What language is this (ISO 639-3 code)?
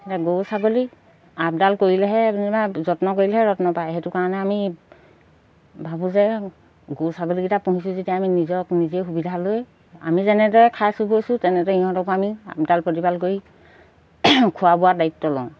asm